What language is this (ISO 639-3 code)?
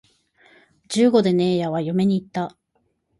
jpn